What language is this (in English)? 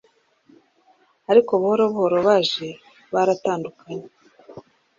Kinyarwanda